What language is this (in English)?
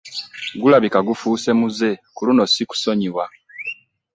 Ganda